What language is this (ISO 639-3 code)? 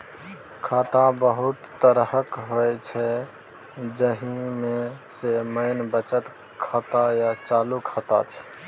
mai